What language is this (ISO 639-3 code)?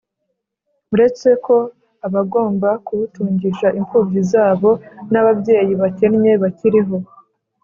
kin